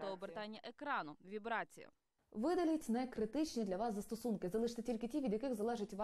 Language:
Ukrainian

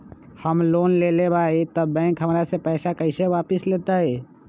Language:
Magahi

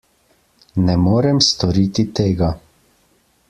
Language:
Slovenian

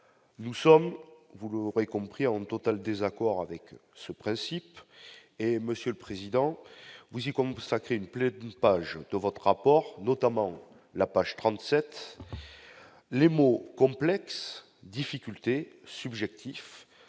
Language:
French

